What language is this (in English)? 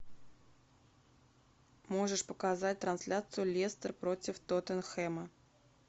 Russian